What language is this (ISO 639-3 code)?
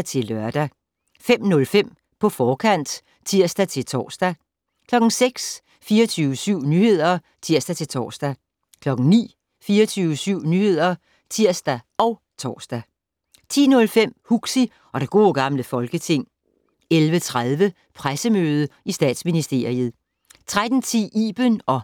dan